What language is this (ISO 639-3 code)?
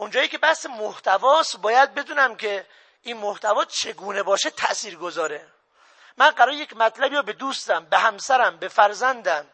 fas